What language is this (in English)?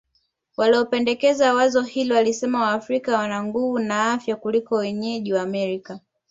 Swahili